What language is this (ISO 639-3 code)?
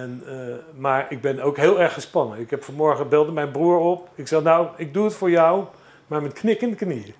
nld